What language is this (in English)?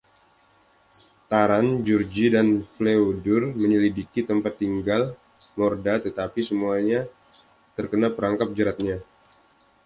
Indonesian